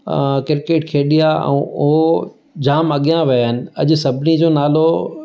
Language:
Sindhi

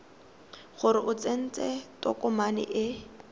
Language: Tswana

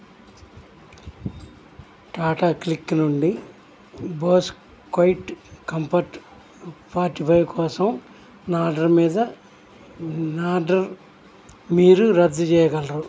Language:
Telugu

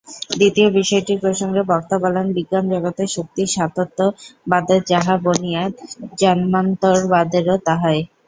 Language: Bangla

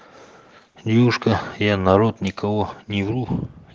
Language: Russian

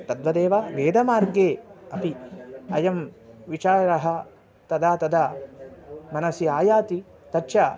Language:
Sanskrit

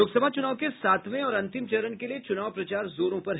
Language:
Hindi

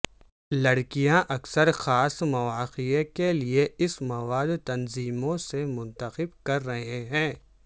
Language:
Urdu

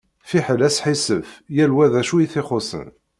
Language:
Kabyle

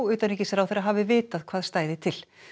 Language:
Icelandic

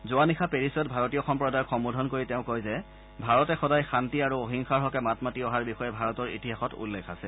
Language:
Assamese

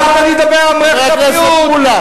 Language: Hebrew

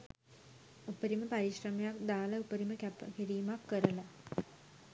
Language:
Sinhala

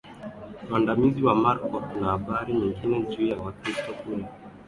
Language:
Swahili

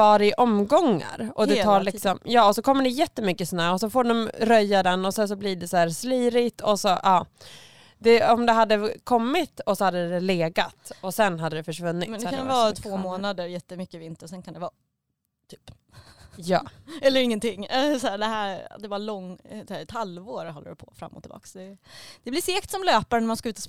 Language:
Swedish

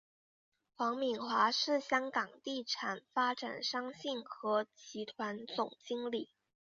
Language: Chinese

